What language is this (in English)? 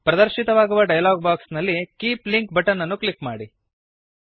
Kannada